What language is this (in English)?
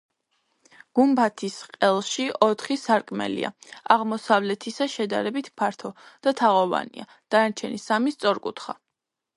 Georgian